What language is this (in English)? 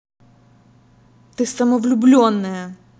Russian